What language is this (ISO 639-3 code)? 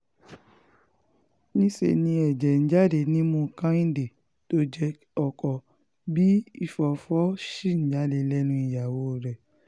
yor